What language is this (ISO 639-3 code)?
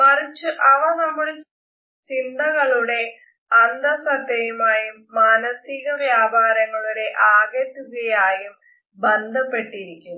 mal